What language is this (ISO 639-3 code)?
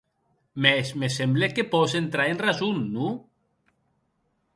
oci